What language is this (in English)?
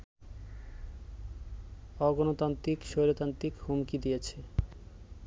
Bangla